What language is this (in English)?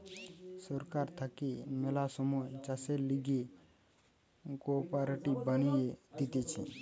Bangla